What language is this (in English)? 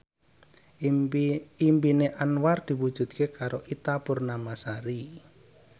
Javanese